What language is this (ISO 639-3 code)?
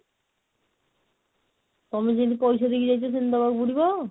ori